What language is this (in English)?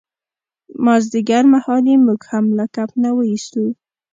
Pashto